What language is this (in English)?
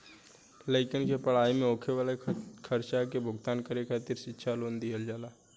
Bhojpuri